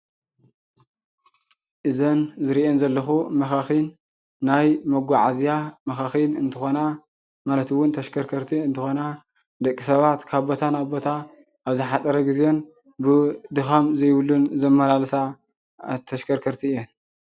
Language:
Tigrinya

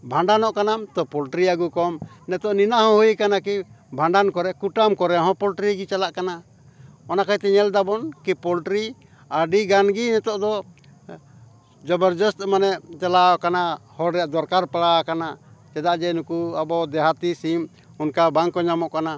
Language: Santali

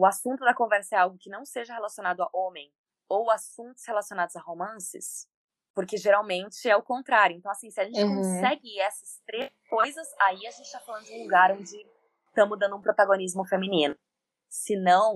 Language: Portuguese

